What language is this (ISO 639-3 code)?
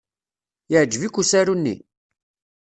kab